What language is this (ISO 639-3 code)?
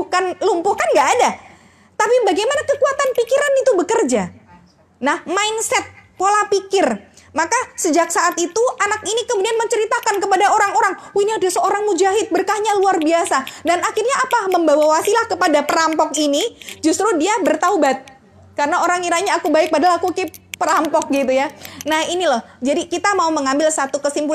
ind